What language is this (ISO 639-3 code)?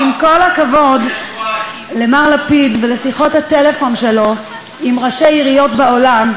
heb